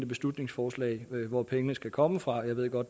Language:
Danish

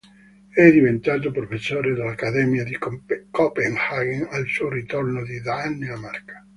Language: Italian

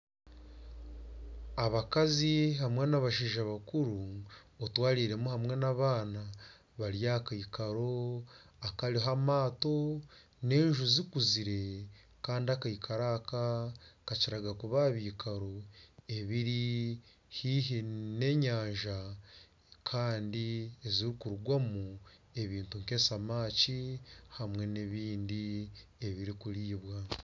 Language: Nyankole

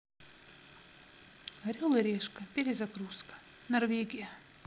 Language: Russian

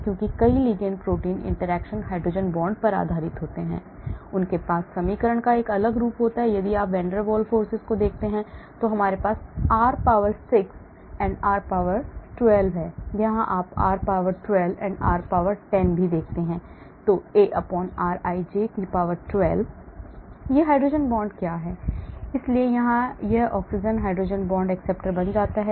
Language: Hindi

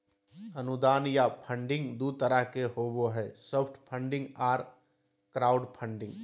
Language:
Magahi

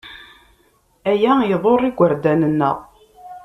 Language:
Kabyle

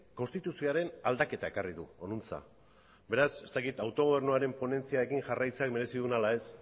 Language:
Basque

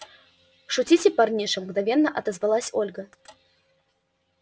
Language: Russian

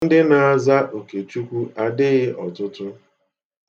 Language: Igbo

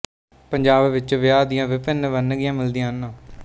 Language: Punjabi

